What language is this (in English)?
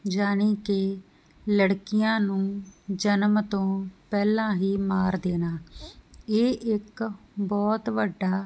Punjabi